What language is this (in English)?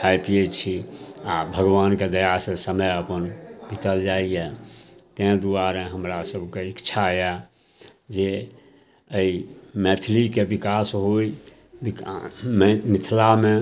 Maithili